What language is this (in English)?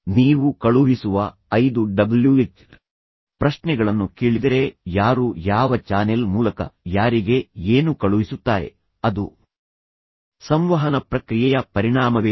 Kannada